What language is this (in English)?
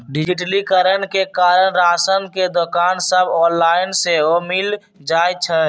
Magahi